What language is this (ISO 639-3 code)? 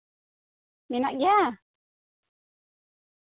sat